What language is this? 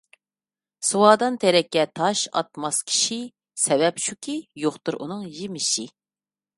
Uyghur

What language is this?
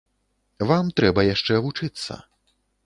Belarusian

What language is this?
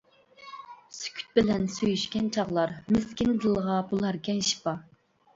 Uyghur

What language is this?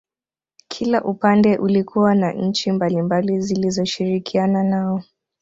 Swahili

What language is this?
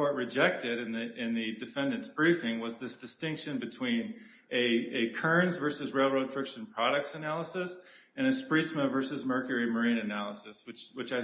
English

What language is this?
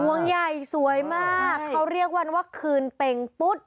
Thai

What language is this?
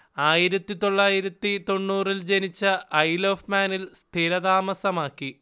Malayalam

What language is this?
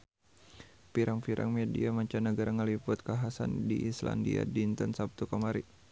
Sundanese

